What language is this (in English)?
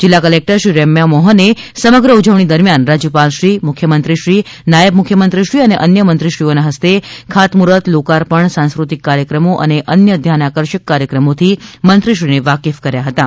Gujarati